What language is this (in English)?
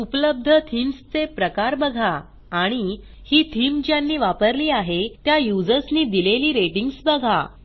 Marathi